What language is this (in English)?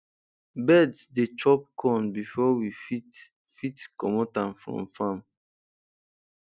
Nigerian Pidgin